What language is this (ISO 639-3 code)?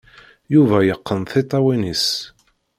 kab